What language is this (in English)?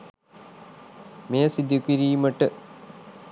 Sinhala